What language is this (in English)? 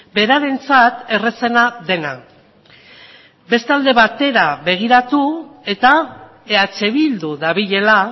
Basque